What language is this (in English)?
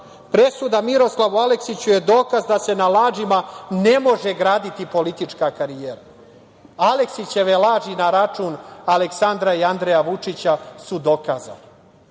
Serbian